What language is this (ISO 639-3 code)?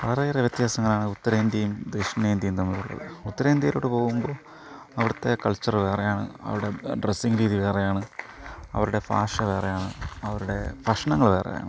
mal